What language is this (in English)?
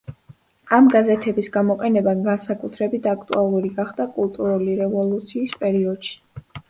Georgian